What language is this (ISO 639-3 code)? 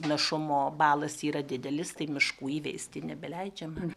lit